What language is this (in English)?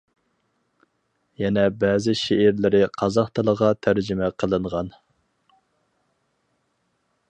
Uyghur